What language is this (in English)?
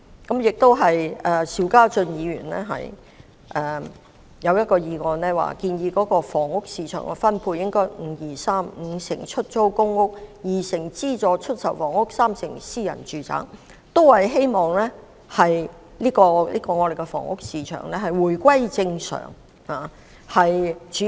Cantonese